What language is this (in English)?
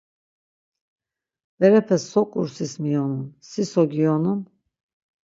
Laz